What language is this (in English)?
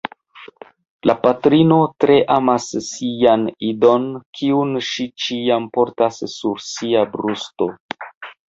Esperanto